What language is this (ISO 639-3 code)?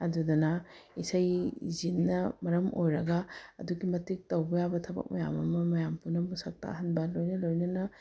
mni